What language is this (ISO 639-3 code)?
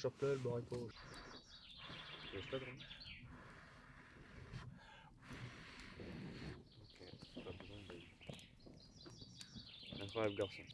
fra